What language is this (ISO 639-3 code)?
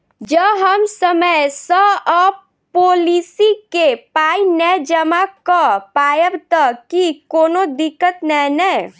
mai